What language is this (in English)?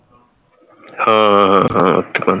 Punjabi